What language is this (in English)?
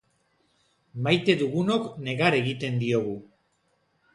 Basque